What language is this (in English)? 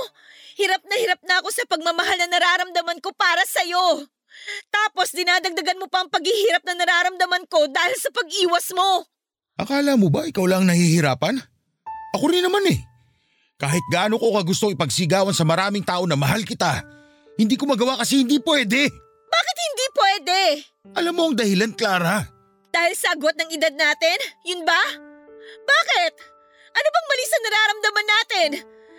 Filipino